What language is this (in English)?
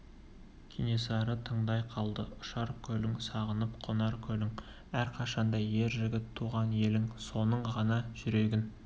Kazakh